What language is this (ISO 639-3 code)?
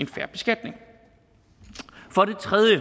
dan